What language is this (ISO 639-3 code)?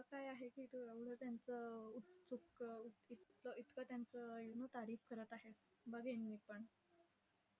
mar